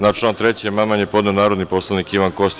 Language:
Serbian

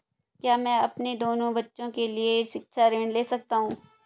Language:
Hindi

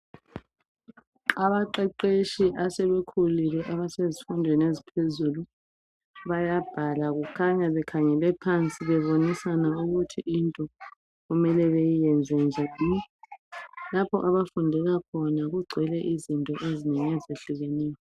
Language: North Ndebele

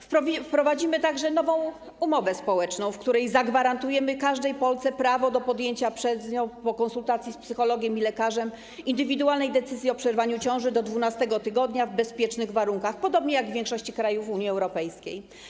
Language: Polish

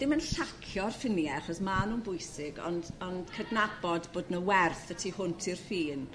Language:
Welsh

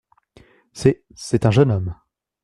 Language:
French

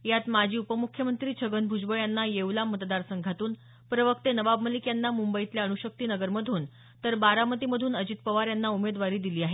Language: Marathi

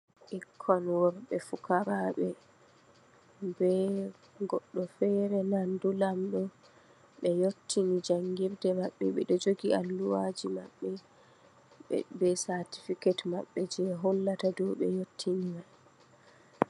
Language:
Fula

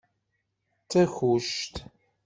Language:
Kabyle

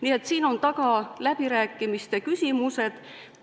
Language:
Estonian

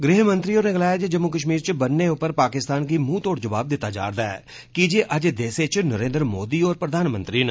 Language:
Dogri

